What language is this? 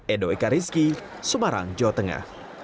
Indonesian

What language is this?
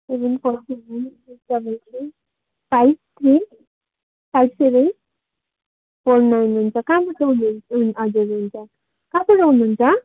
Nepali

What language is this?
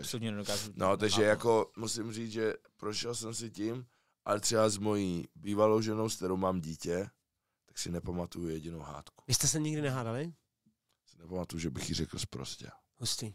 Czech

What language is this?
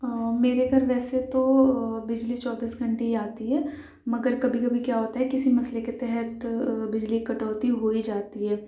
Urdu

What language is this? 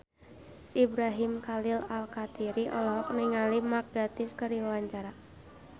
Sundanese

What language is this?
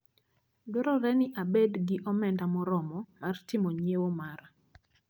Luo (Kenya and Tanzania)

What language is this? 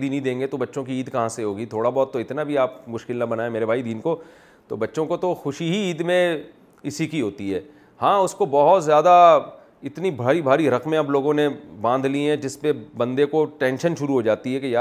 Urdu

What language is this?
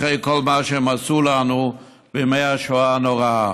Hebrew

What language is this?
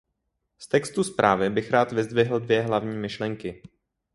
Czech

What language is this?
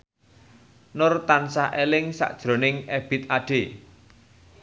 Javanese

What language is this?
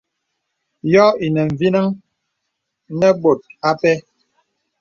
Bebele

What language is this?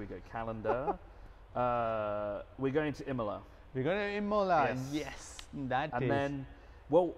English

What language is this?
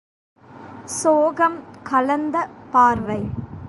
Tamil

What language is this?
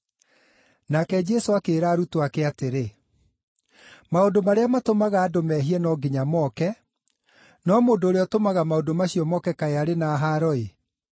Kikuyu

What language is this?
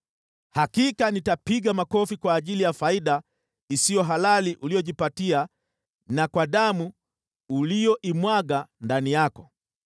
Swahili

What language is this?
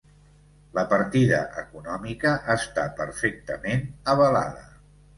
Catalan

